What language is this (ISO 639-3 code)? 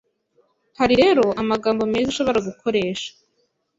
kin